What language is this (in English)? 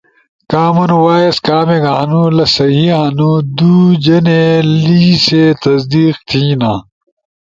Ushojo